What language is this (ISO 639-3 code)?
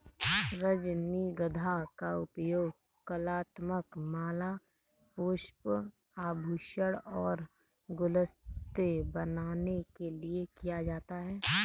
hin